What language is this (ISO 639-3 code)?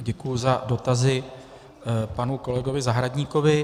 ces